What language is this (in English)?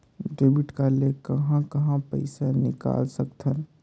Chhattisgarhi